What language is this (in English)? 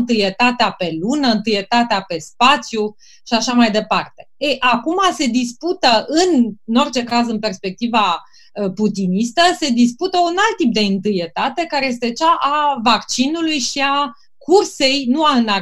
Romanian